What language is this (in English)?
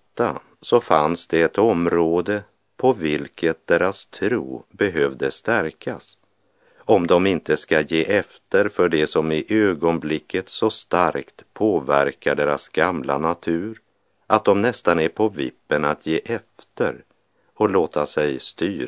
Swedish